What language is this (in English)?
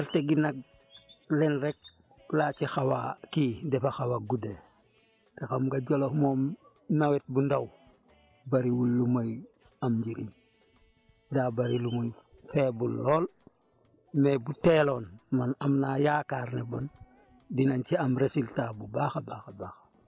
Wolof